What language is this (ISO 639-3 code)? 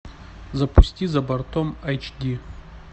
rus